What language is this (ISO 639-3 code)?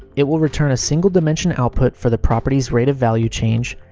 eng